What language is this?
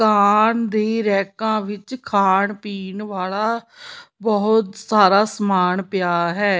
Punjabi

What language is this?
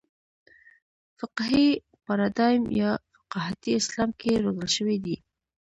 Pashto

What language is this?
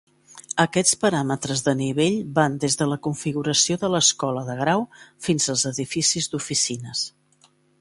Catalan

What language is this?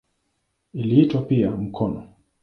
Swahili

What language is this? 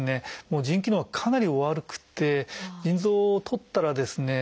Japanese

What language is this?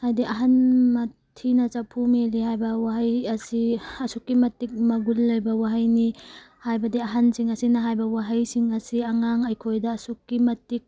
Manipuri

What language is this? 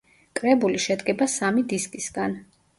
Georgian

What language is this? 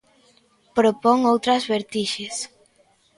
Galician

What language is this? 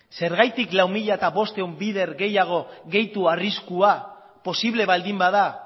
Basque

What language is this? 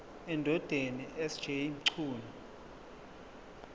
Zulu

